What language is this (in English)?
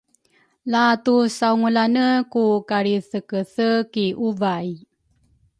Rukai